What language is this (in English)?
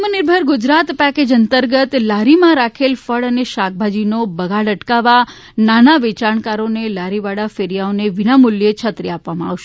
Gujarati